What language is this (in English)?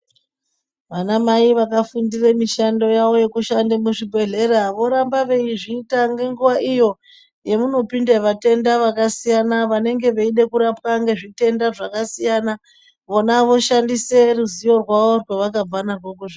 Ndau